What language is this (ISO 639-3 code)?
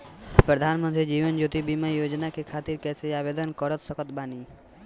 bho